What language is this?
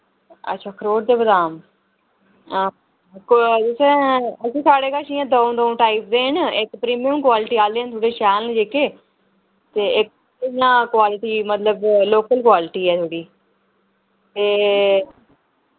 Dogri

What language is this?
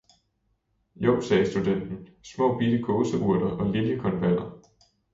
Danish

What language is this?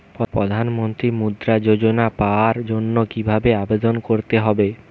Bangla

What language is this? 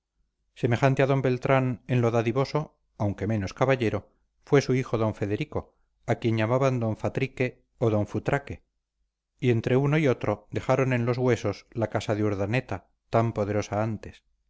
Spanish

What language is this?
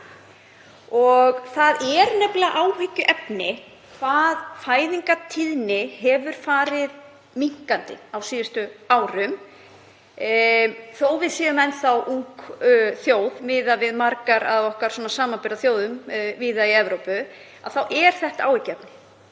Icelandic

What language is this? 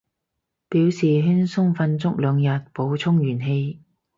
Cantonese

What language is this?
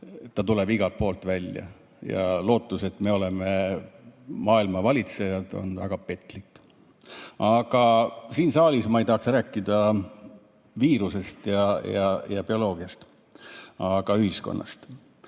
Estonian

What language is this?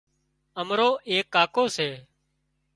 Wadiyara Koli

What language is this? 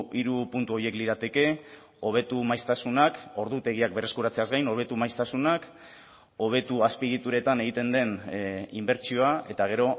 Basque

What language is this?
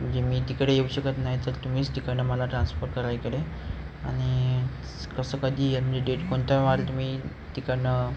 Marathi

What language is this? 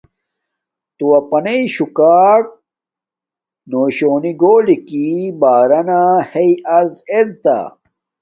Domaaki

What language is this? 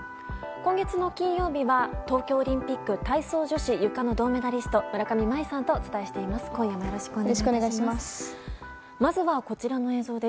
Japanese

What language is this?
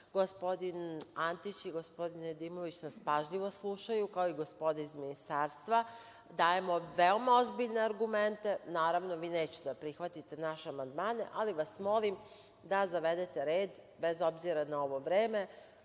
Serbian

